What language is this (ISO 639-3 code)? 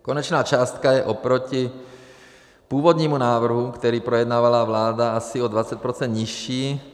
ces